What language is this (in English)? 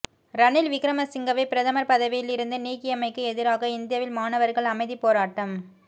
Tamil